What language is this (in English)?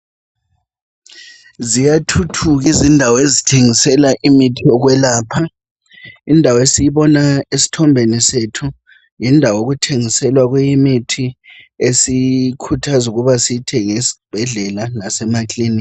North Ndebele